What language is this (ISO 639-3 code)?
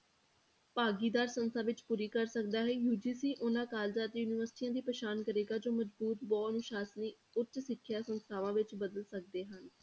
pan